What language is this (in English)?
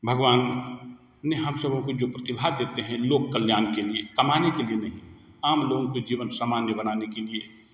Hindi